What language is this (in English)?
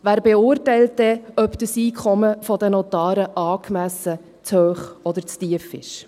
Swiss German